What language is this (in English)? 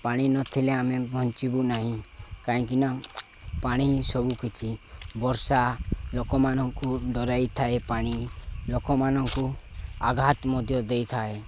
Odia